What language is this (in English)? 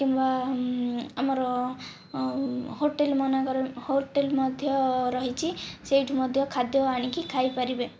Odia